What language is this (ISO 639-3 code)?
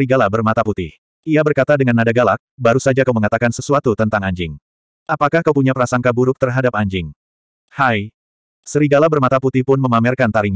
ind